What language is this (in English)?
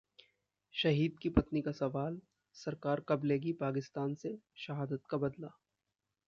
Hindi